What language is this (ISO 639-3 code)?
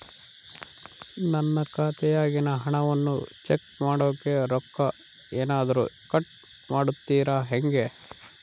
kan